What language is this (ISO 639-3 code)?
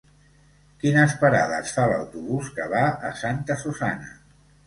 cat